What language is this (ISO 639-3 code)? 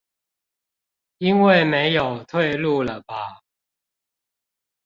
zho